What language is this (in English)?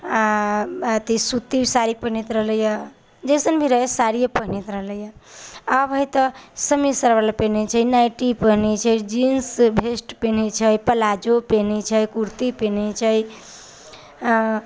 Maithili